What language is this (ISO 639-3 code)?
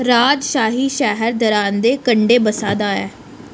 doi